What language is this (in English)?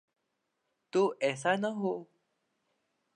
Urdu